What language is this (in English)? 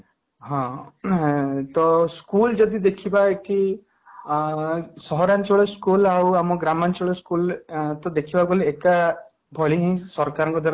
Odia